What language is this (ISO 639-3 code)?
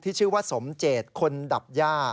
tha